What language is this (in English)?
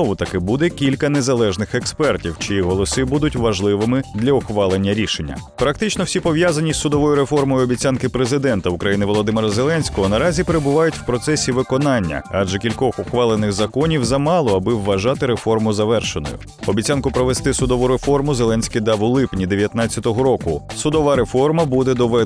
Ukrainian